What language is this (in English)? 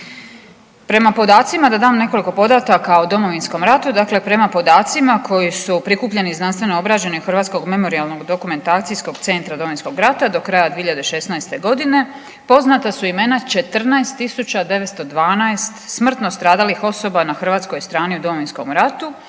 Croatian